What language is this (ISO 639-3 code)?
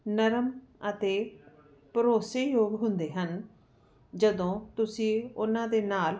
pan